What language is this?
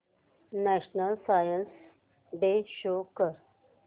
Marathi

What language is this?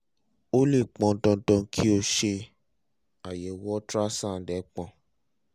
Yoruba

